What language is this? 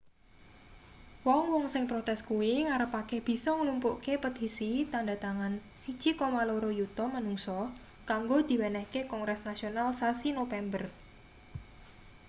Javanese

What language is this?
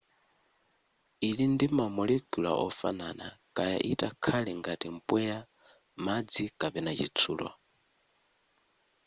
Nyanja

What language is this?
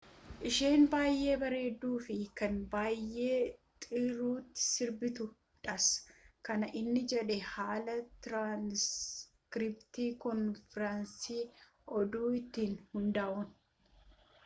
Oromo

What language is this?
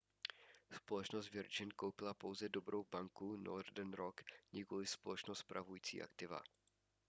Czech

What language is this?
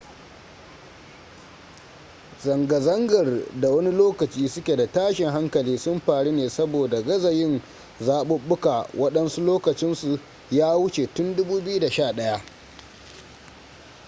Hausa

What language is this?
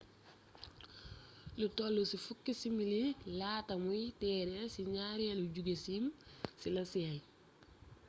Wolof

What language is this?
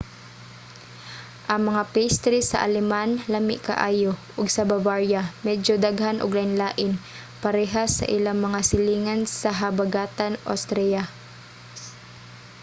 Cebuano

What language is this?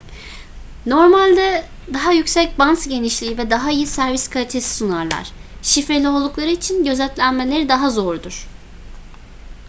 Turkish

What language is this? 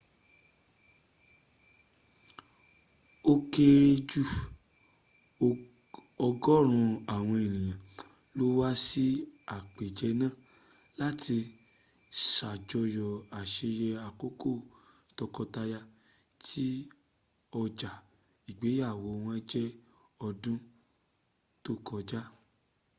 Yoruba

